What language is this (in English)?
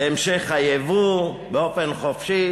Hebrew